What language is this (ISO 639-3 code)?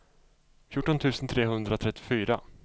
swe